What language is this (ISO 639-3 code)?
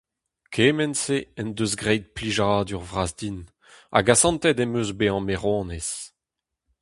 bre